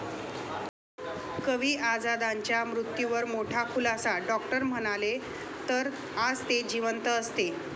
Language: Marathi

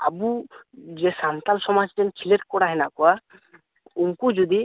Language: Santali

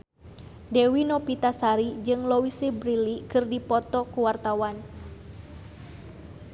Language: Sundanese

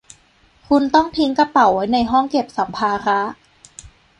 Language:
Thai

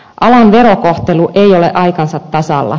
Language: Finnish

